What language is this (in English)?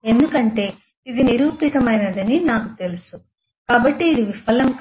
Telugu